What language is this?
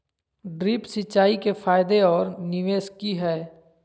Magahi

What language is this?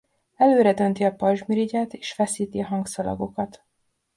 Hungarian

